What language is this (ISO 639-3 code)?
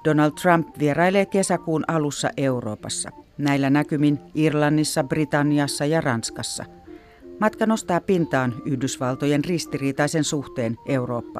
fin